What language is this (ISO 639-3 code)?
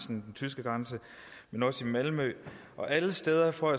dan